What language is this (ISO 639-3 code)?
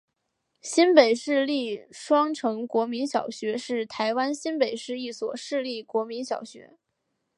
zho